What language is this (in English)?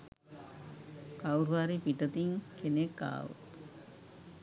Sinhala